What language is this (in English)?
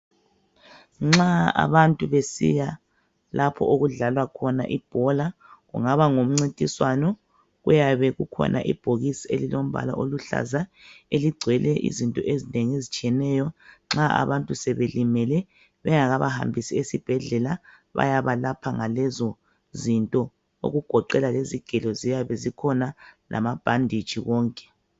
North Ndebele